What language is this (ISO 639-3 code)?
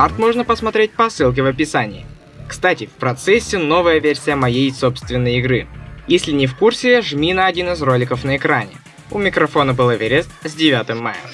rus